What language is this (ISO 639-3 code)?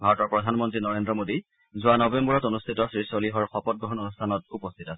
asm